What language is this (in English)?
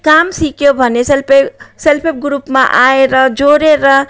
Nepali